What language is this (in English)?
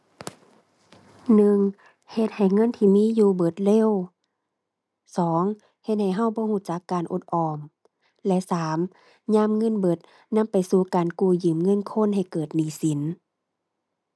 Thai